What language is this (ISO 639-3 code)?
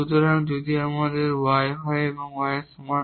ben